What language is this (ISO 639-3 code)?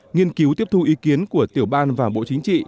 vie